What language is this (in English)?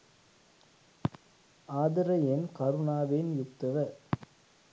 Sinhala